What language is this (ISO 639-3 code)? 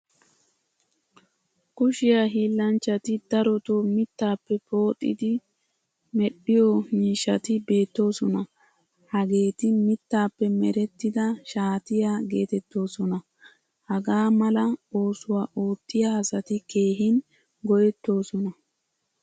wal